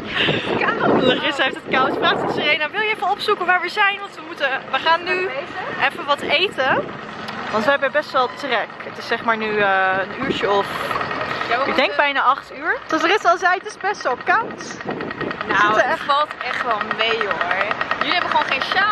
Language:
Dutch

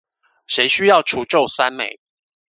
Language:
Chinese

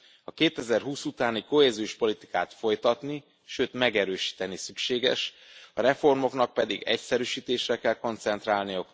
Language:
Hungarian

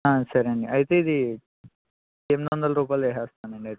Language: Telugu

